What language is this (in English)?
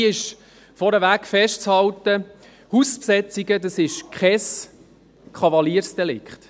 Swiss German